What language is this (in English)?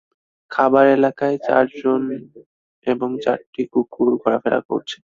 Bangla